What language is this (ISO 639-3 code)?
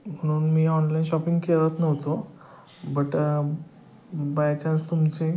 mar